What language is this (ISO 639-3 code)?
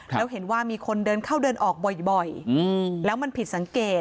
tha